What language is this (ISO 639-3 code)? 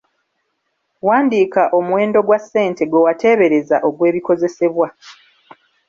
lug